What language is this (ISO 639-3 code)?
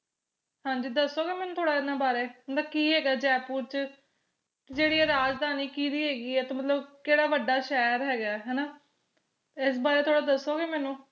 pan